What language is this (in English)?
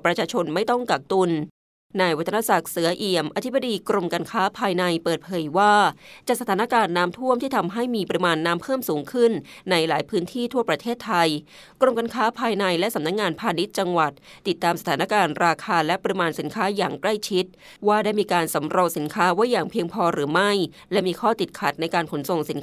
Thai